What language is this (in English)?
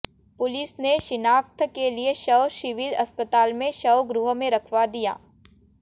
Hindi